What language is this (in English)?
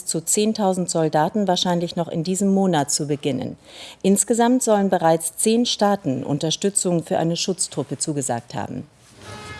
German